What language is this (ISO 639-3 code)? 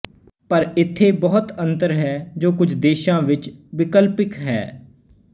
pan